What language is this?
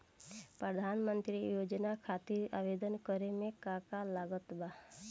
Bhojpuri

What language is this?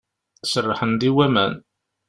Kabyle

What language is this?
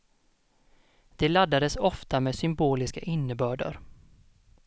Swedish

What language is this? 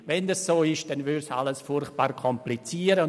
Swiss German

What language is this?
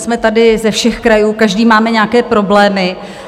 Czech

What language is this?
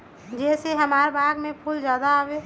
Magahi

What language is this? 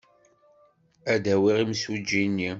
Kabyle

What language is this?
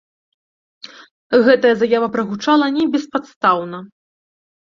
Belarusian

